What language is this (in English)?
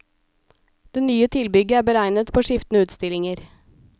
Norwegian